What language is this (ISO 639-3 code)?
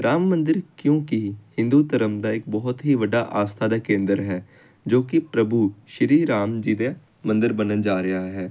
pan